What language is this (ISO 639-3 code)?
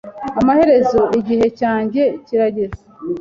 kin